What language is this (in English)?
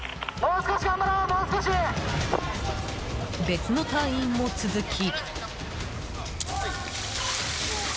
Japanese